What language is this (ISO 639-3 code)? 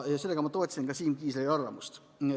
est